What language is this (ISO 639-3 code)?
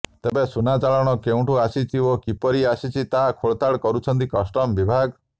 ori